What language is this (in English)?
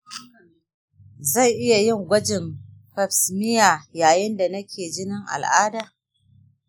Hausa